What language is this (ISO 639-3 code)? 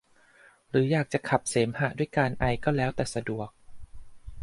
tha